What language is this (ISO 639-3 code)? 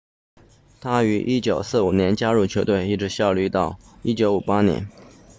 zho